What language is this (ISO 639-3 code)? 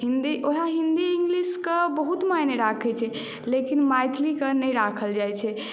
mai